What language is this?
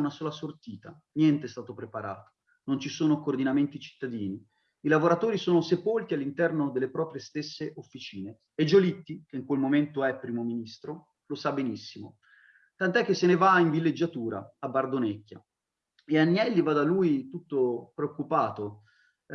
Italian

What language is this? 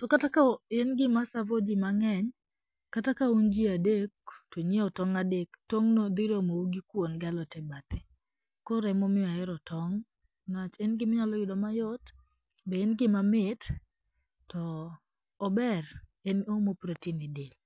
Luo (Kenya and Tanzania)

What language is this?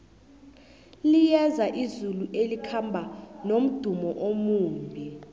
South Ndebele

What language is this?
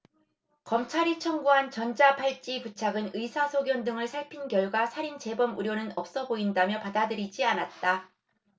Korean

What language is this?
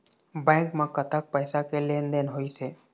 Chhattisgarhi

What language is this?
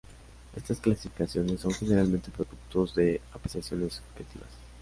Spanish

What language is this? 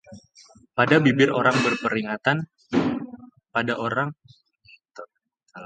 Indonesian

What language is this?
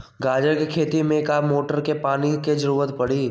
Magahi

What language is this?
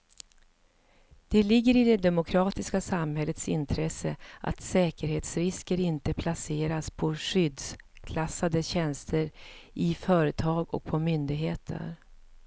Swedish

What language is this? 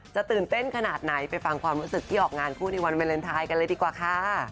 Thai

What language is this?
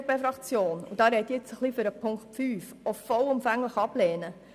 Swiss German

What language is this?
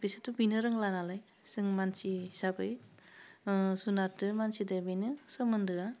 Bodo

